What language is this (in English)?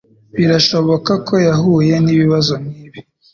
Kinyarwanda